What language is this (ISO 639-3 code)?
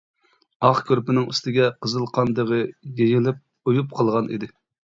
uig